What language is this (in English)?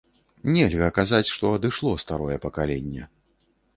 Belarusian